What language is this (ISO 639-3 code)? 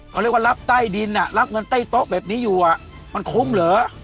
tha